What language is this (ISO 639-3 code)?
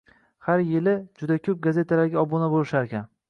uzb